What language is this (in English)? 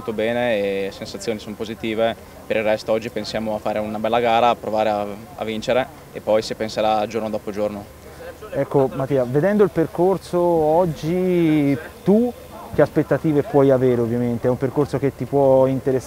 Italian